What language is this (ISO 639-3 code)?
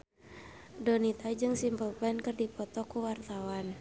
sun